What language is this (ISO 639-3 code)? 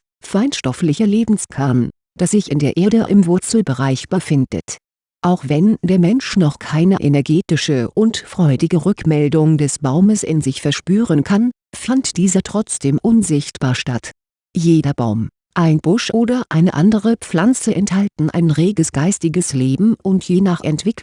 deu